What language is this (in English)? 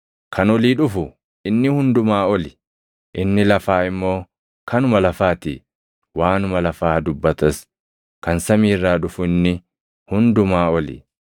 Oromo